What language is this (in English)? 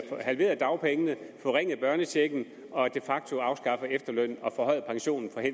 Danish